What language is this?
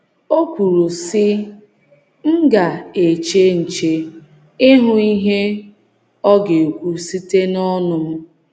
Igbo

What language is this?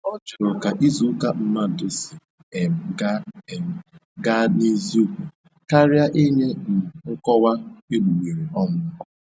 Igbo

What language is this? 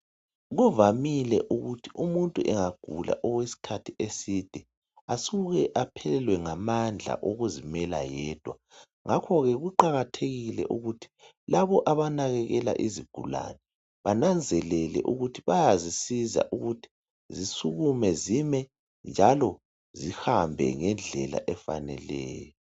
North Ndebele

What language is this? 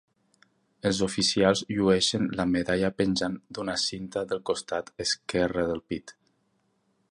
Catalan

